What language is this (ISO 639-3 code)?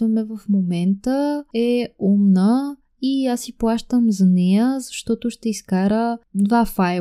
bul